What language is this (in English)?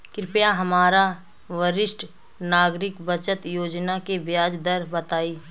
Bhojpuri